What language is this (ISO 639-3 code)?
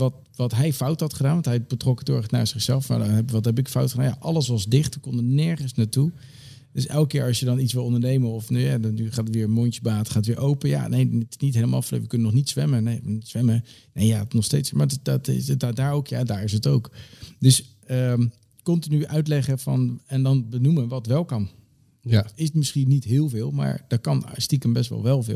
nld